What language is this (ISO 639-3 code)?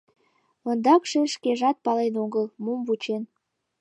chm